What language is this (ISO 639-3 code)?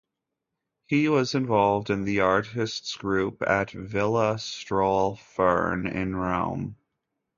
eng